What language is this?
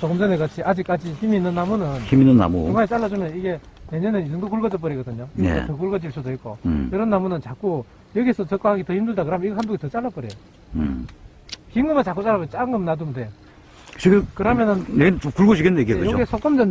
Korean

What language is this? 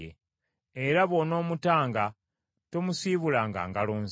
Ganda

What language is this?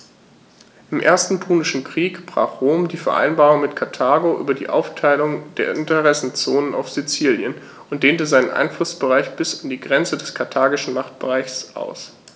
German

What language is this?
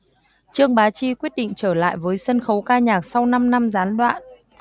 Vietnamese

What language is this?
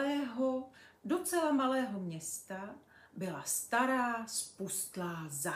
Czech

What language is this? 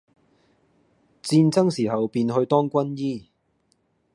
Cantonese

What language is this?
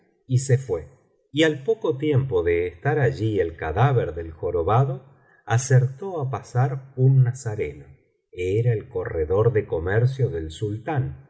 Spanish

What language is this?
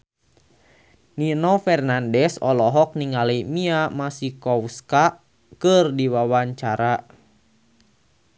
Sundanese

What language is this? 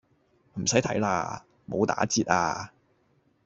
Cantonese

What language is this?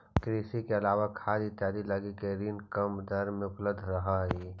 Magahi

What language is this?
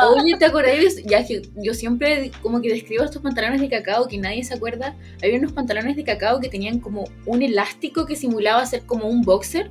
Spanish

